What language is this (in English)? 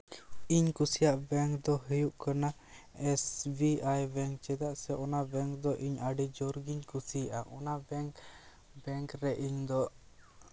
Santali